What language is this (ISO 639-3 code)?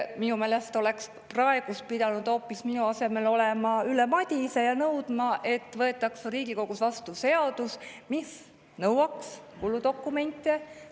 est